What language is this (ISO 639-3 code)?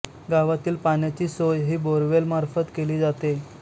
mar